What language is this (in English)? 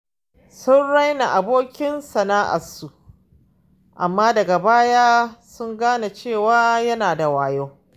Hausa